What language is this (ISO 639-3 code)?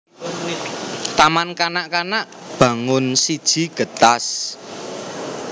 jav